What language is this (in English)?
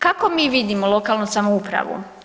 Croatian